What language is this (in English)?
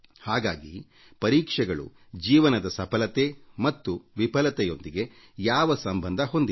Kannada